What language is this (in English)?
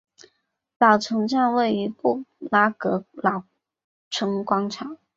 Chinese